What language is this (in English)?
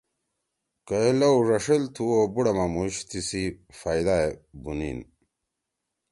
Torwali